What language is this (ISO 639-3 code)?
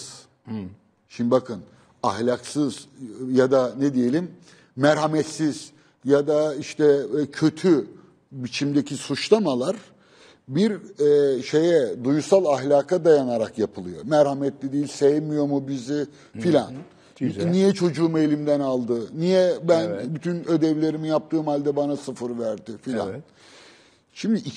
tur